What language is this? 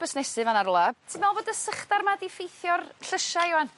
Welsh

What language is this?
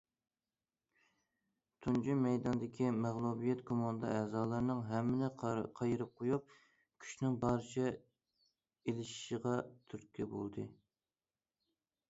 Uyghur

